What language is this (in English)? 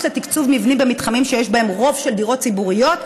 Hebrew